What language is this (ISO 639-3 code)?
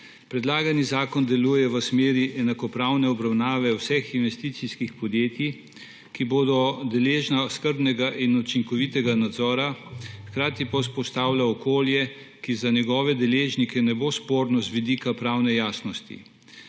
slv